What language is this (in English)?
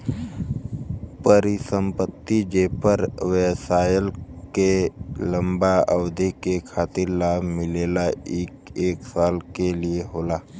Bhojpuri